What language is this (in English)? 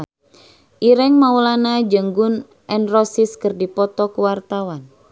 Sundanese